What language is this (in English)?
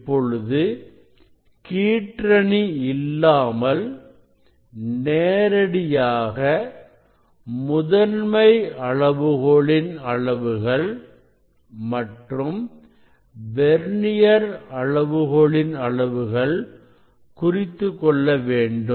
Tamil